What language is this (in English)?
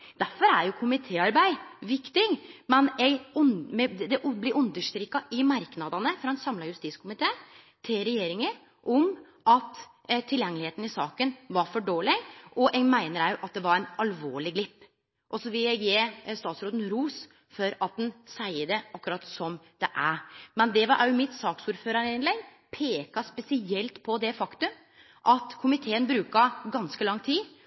Norwegian Nynorsk